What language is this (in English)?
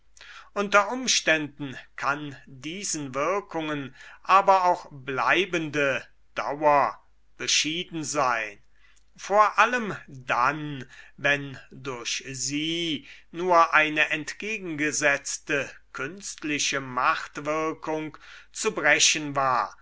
German